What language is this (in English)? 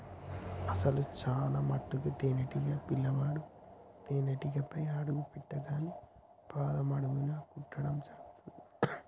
Telugu